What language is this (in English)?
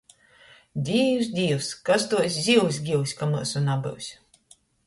Latgalian